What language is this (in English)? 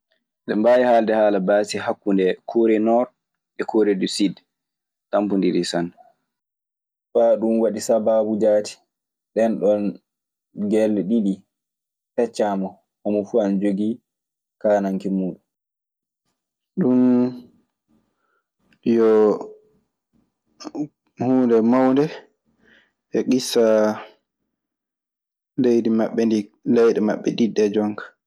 Maasina Fulfulde